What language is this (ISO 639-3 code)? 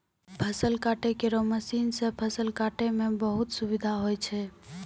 mai